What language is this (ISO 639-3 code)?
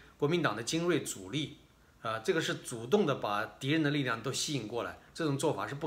zho